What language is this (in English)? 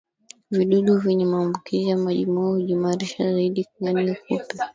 Swahili